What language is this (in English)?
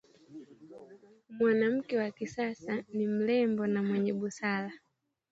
Swahili